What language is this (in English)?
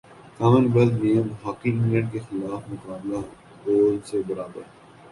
Urdu